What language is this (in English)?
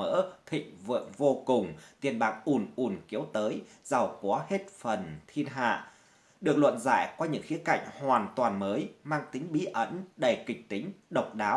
Vietnamese